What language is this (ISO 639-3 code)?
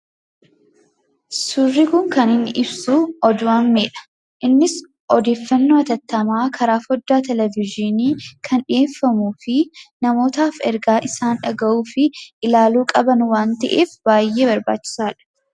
orm